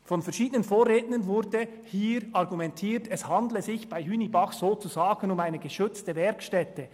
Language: Swiss German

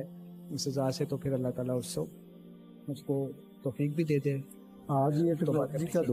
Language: Urdu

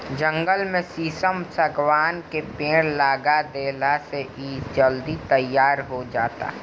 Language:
Bhojpuri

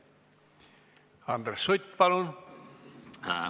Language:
Estonian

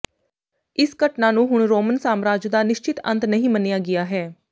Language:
Punjabi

